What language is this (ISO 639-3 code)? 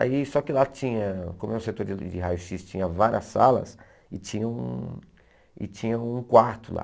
por